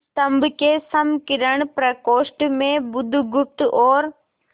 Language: Hindi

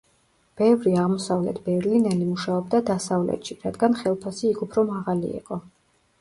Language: Georgian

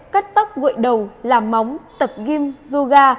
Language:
Vietnamese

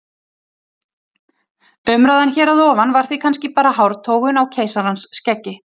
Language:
Icelandic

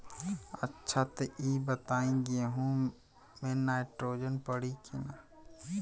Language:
Bhojpuri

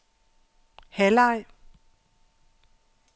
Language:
Danish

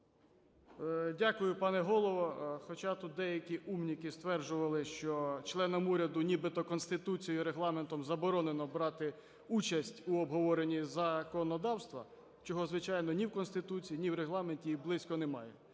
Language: Ukrainian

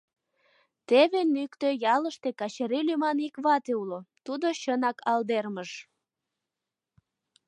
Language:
Mari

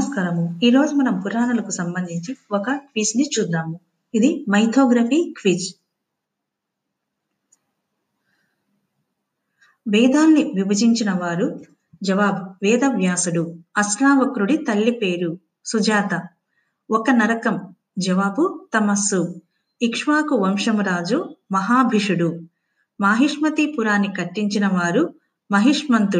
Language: Telugu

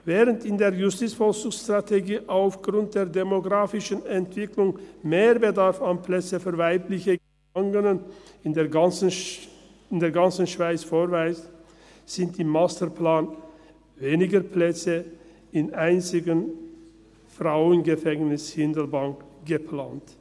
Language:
Swiss German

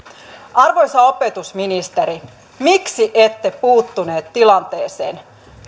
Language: Finnish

